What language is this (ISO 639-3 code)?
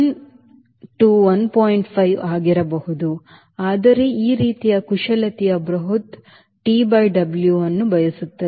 kan